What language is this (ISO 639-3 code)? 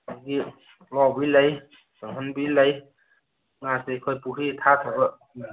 mni